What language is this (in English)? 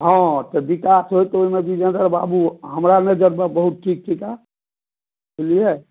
Maithili